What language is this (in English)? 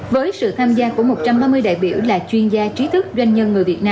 Vietnamese